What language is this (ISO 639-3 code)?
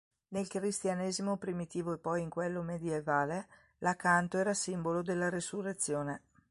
ita